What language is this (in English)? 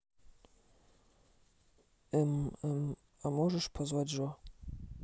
Russian